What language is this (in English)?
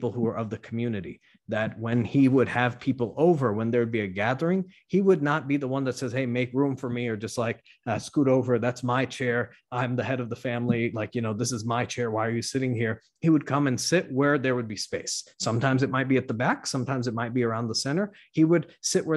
English